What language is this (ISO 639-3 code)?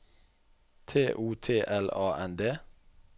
nor